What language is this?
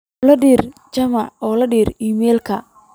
Somali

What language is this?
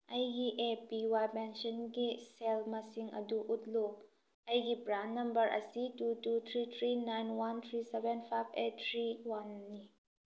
Manipuri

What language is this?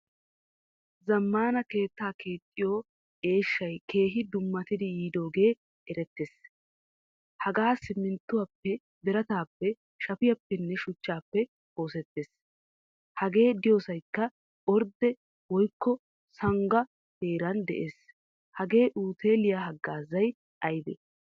Wolaytta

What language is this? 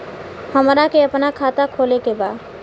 Bhojpuri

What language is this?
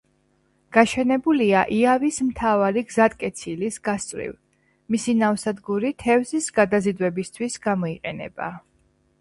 Georgian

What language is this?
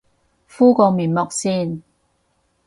Cantonese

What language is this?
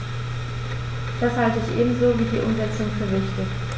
German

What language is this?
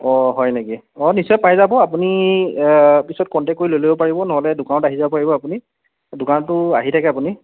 Assamese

